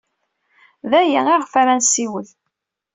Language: Kabyle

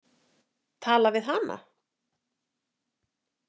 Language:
Icelandic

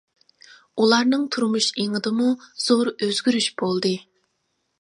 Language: Uyghur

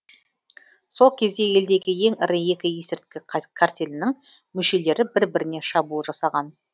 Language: Kazakh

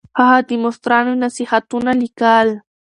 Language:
Pashto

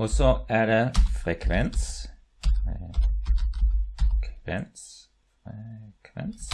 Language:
German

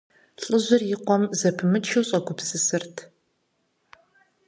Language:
Kabardian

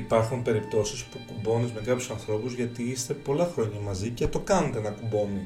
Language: Greek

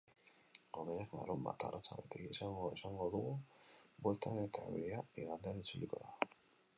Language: Basque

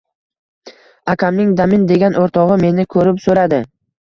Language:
Uzbek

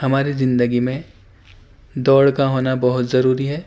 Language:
Urdu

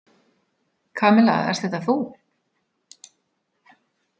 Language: Icelandic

